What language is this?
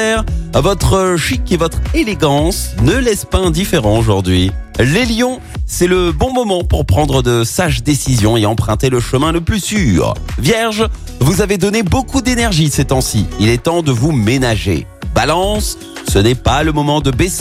French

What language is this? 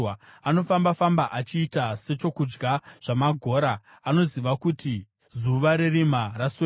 Shona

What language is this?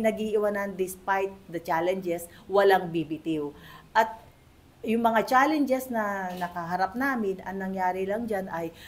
Filipino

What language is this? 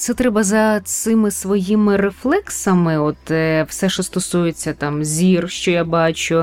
Ukrainian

